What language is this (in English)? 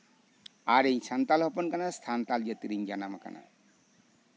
Santali